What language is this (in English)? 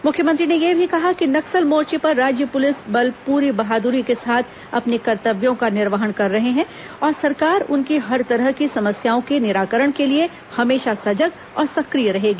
Hindi